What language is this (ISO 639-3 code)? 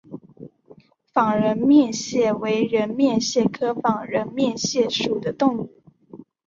zho